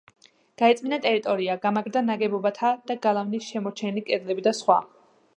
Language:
Georgian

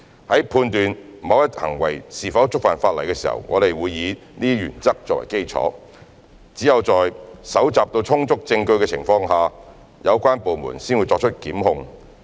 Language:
Cantonese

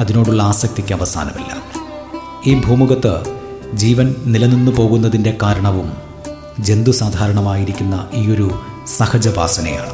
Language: Malayalam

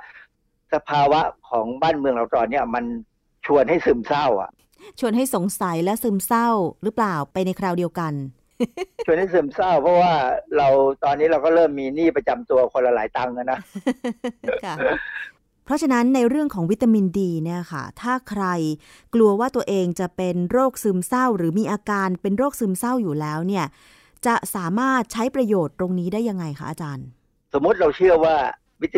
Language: Thai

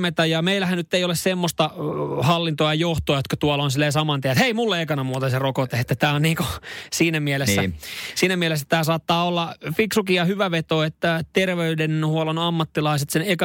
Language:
Finnish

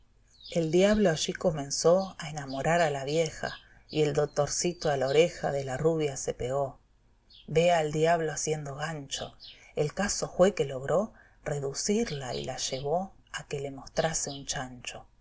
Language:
Spanish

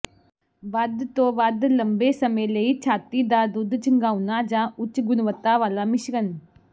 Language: Punjabi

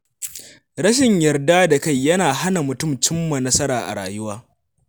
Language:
Hausa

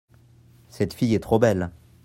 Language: French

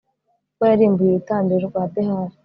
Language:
Kinyarwanda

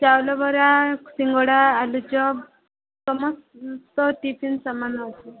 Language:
Odia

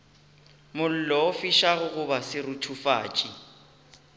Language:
Northern Sotho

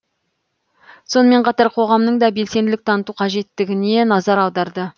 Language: Kazakh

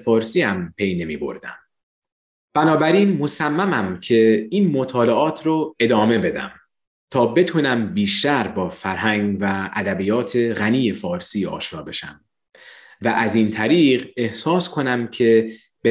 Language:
Persian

